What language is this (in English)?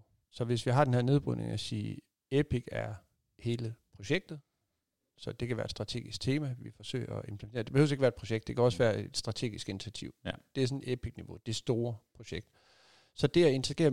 Danish